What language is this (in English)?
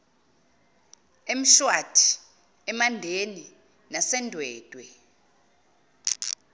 Zulu